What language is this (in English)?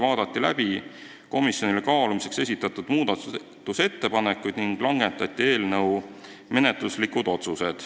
Estonian